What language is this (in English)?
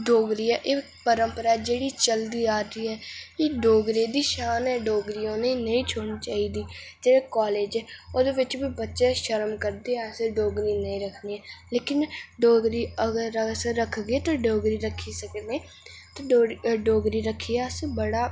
Dogri